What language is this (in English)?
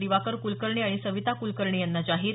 Marathi